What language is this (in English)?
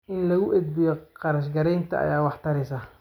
Somali